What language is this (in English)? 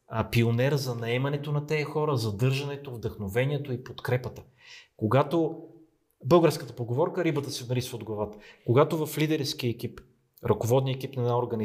Bulgarian